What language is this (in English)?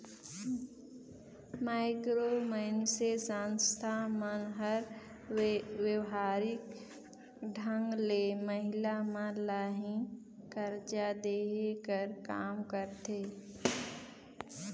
Chhattisgarhi